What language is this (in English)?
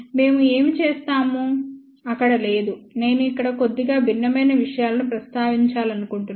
Telugu